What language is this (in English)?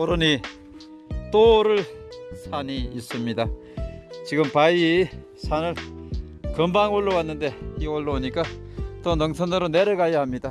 Korean